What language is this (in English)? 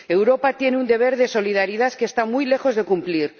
Spanish